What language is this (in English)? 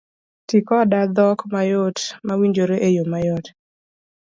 Luo (Kenya and Tanzania)